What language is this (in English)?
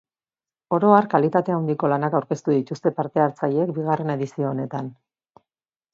Basque